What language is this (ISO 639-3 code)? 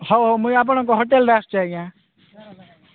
ori